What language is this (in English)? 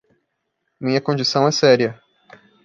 Portuguese